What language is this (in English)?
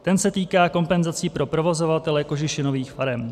Czech